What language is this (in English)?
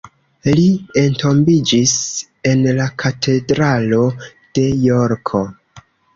Esperanto